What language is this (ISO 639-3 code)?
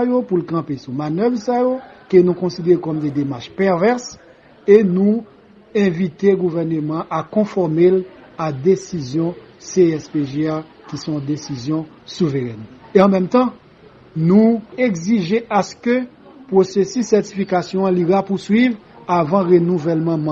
fra